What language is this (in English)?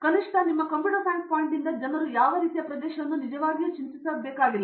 Kannada